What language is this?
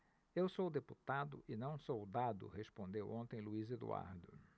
Portuguese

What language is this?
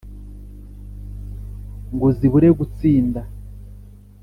Kinyarwanda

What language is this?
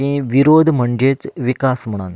Konkani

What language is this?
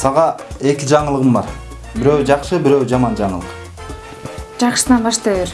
Turkish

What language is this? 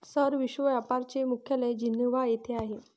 Marathi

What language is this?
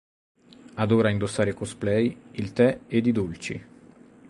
Italian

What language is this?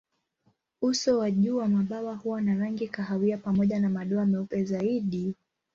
Swahili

